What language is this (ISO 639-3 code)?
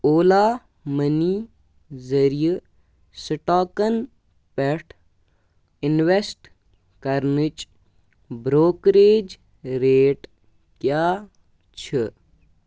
kas